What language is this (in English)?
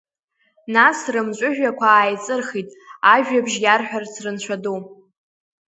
Abkhazian